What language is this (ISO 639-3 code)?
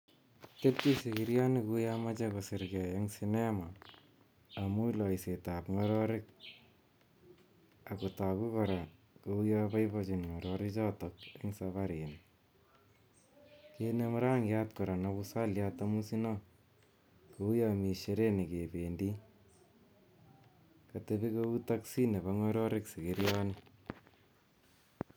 kln